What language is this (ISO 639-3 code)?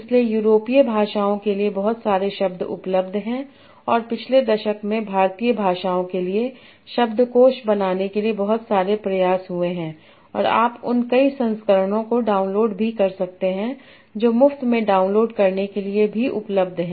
hin